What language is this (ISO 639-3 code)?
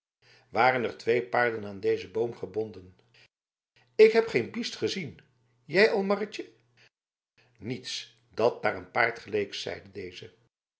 nld